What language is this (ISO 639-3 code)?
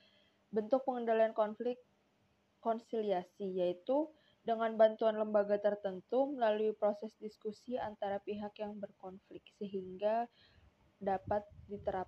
ind